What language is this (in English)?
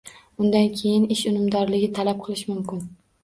Uzbek